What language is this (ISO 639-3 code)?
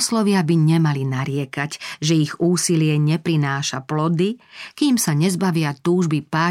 slk